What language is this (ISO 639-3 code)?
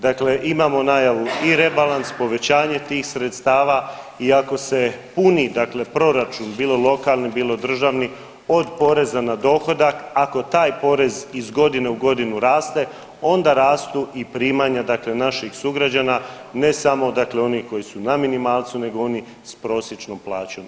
hrv